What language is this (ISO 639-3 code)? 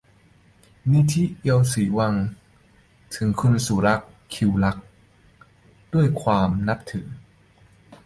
tha